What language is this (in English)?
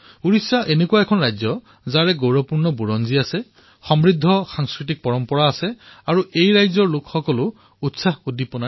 Assamese